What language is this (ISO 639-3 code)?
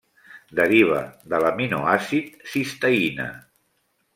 cat